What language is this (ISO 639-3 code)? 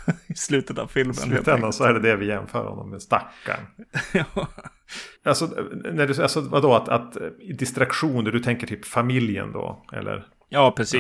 swe